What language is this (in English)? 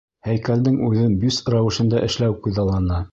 Bashkir